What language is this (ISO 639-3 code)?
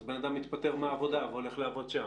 heb